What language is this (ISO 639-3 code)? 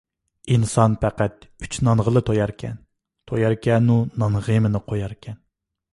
uig